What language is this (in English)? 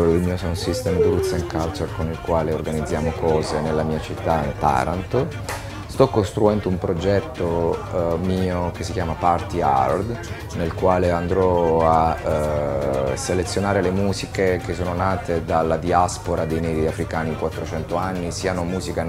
Italian